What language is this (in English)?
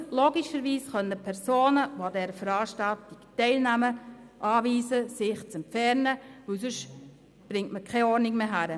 Swiss German